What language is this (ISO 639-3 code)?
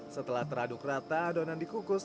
ind